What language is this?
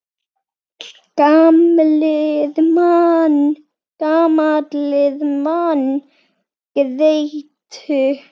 Icelandic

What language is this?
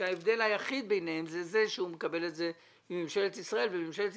Hebrew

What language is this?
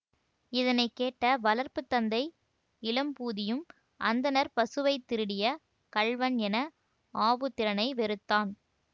Tamil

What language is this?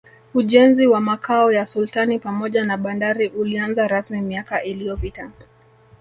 Swahili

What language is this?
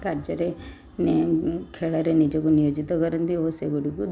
Odia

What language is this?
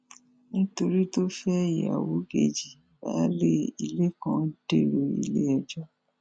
Yoruba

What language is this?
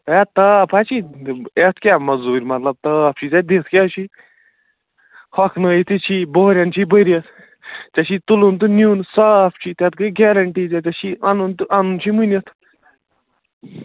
Kashmiri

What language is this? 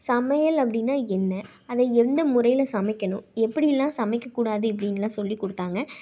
Tamil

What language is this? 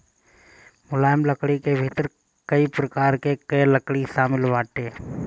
Bhojpuri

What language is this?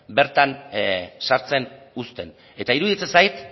Basque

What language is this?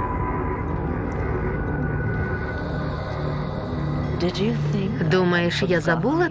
Ukrainian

